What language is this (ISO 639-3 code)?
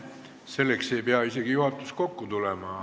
est